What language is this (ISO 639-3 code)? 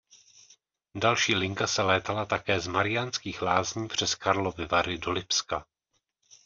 ces